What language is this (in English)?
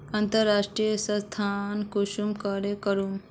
Magahi